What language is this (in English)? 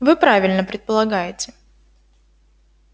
Russian